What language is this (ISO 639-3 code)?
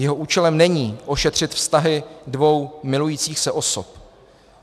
ces